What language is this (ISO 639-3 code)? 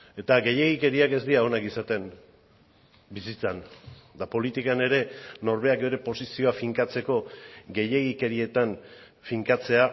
eus